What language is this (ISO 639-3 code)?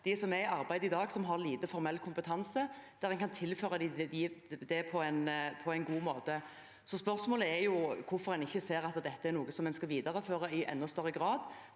nor